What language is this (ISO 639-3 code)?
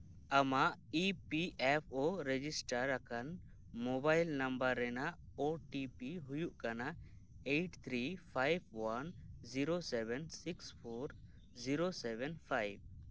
sat